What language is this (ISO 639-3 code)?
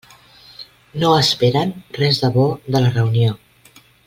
cat